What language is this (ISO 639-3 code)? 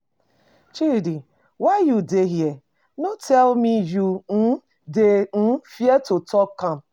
pcm